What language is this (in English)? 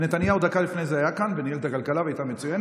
Hebrew